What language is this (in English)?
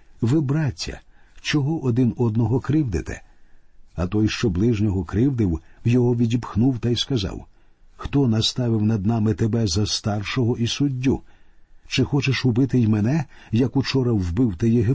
Ukrainian